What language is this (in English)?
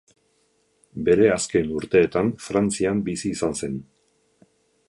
Basque